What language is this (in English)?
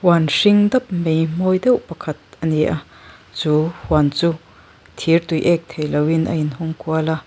Mizo